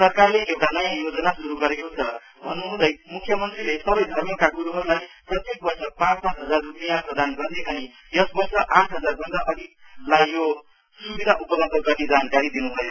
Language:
Nepali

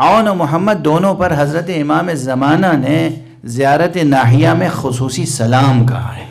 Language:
Hindi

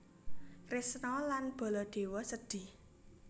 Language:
Javanese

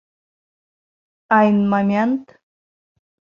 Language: Bashkir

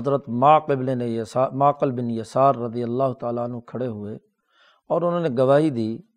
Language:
Urdu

